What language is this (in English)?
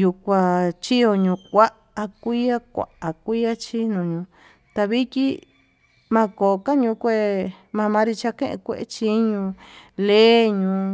Tututepec Mixtec